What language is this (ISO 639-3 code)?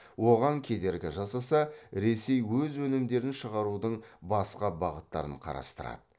kaz